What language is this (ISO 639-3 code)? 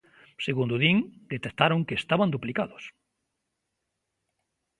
glg